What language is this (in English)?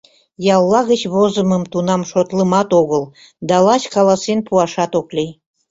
Mari